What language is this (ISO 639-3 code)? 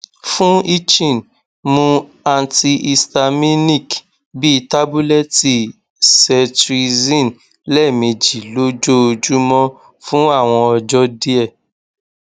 yor